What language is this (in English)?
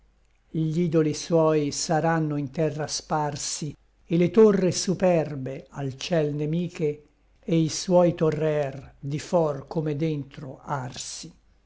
Italian